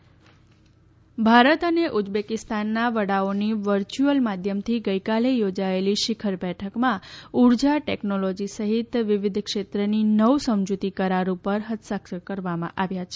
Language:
Gujarati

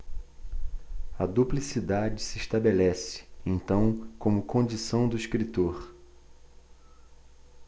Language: Portuguese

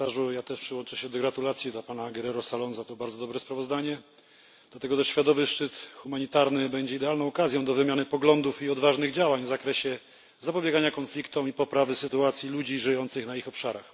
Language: Polish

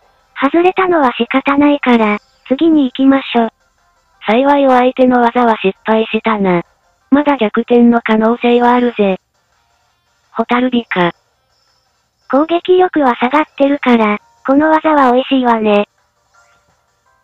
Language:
Japanese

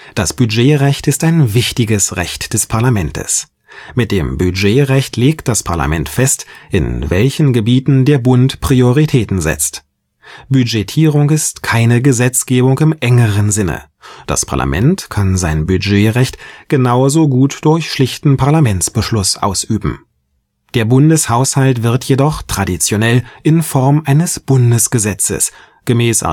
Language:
German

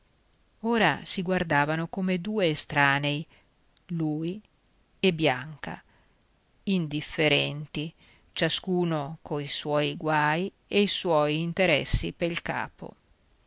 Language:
Italian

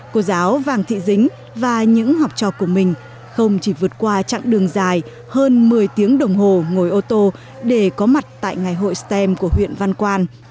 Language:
Vietnamese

